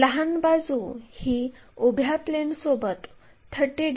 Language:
Marathi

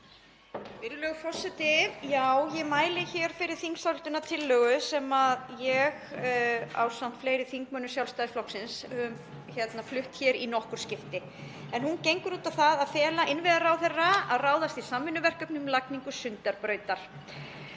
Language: Icelandic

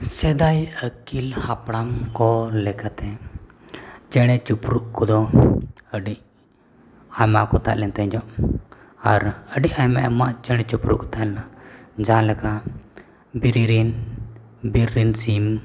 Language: Santali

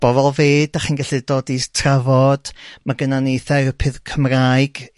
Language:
Welsh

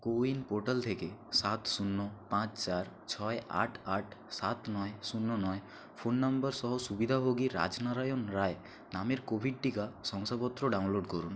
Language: Bangla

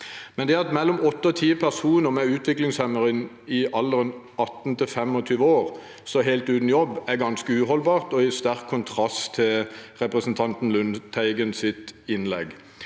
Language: Norwegian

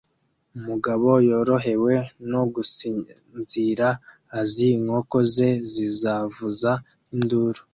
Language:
Kinyarwanda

